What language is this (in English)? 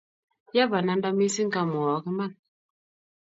Kalenjin